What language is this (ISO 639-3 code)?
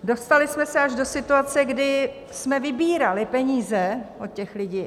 ces